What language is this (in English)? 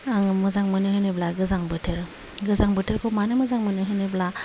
Bodo